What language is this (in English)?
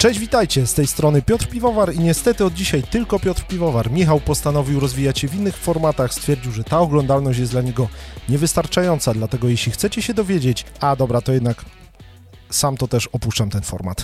Polish